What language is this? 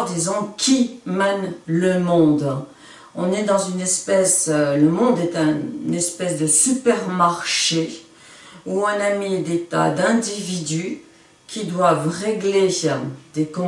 French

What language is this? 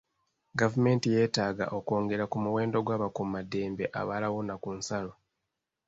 Ganda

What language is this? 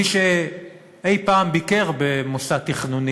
Hebrew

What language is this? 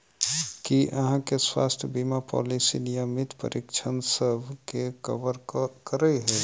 Maithili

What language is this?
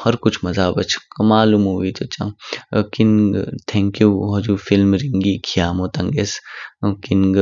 Kinnauri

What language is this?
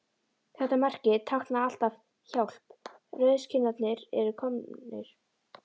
Icelandic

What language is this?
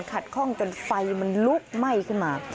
Thai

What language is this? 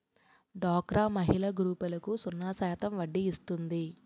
Telugu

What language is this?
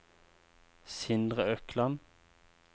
Norwegian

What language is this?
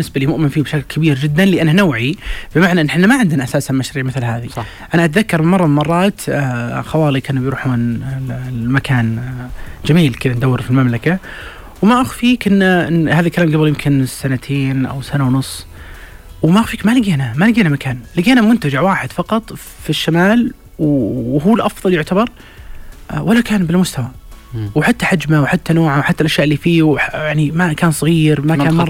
Arabic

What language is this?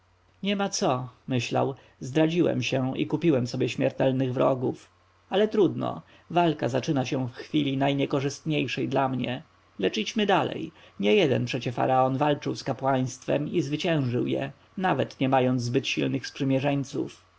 Polish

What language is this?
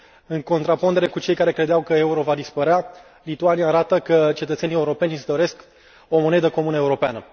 Romanian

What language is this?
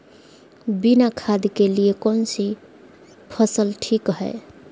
Magahi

